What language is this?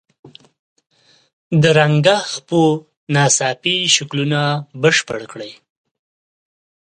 Pashto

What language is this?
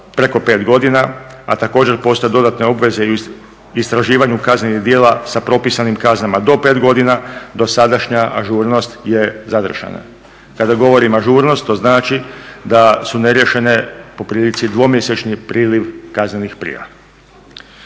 Croatian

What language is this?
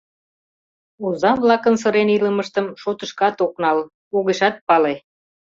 Mari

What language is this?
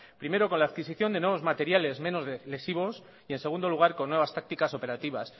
Spanish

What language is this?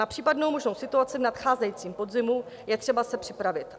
Czech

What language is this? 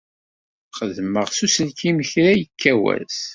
Kabyle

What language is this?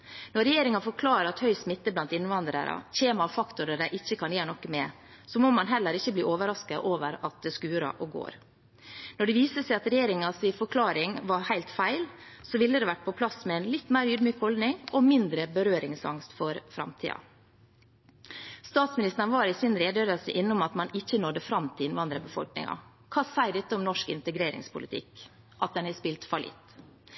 Norwegian Bokmål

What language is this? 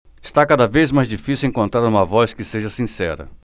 Portuguese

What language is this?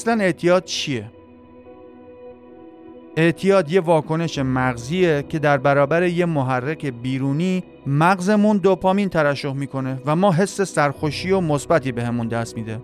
Persian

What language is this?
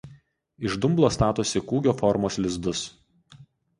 Lithuanian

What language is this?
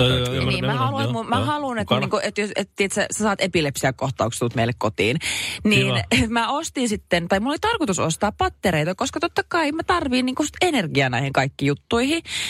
Finnish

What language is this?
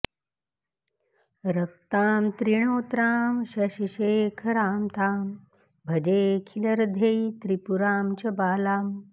Sanskrit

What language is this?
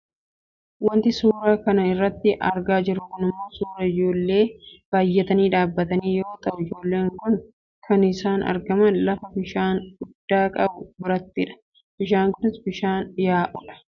Oromo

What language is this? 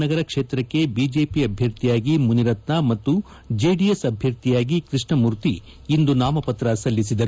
Kannada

